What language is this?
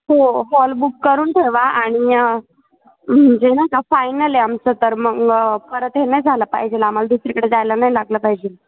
Marathi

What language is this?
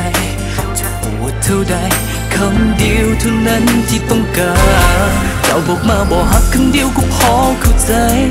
Thai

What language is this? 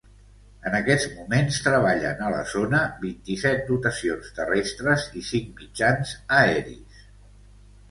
Catalan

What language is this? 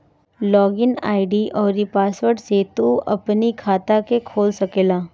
Bhojpuri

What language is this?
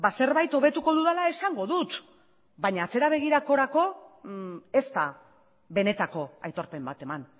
Basque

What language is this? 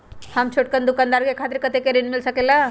Magahi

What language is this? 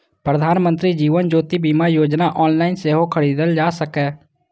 Maithili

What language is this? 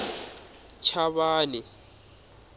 Tsonga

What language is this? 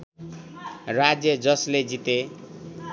Nepali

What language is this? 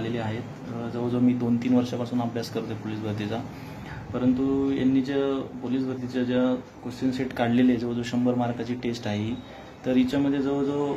Hindi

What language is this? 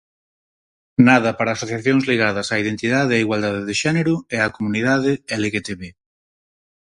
Galician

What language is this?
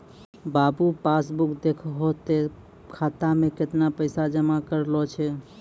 Maithili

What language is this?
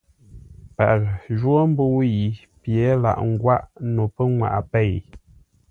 Ngombale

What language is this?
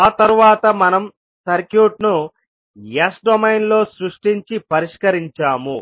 Telugu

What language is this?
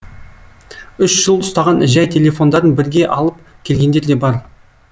Kazakh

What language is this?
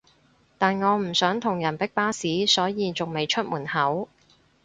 Cantonese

